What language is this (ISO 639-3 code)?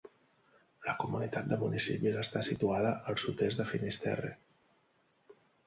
cat